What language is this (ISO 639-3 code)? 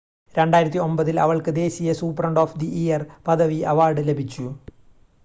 mal